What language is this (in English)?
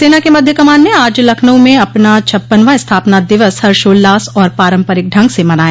Hindi